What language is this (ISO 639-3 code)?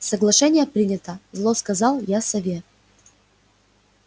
rus